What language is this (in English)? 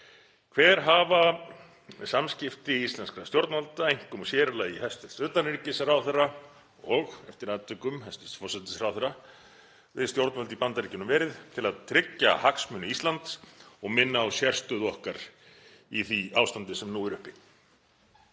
Icelandic